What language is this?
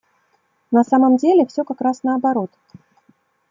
Russian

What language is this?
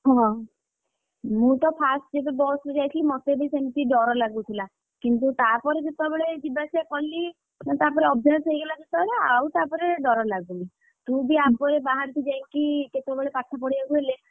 Odia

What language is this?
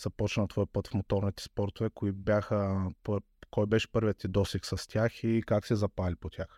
Bulgarian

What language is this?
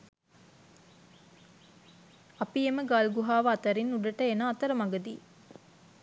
Sinhala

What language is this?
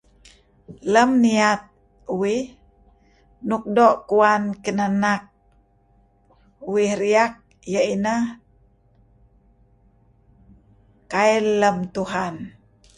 Kelabit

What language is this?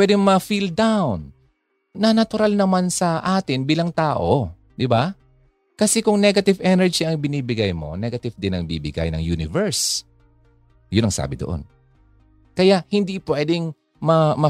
Filipino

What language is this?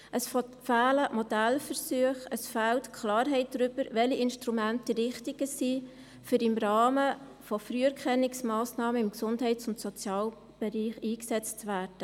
Swiss German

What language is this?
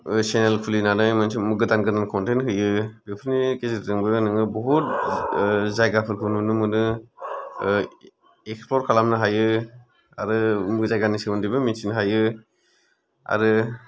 Bodo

